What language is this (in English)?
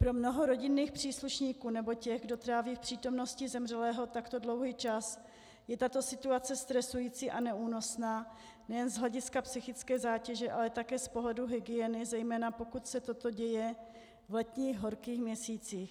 Czech